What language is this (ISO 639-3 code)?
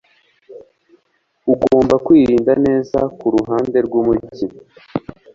kin